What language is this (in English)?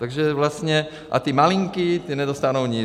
Czech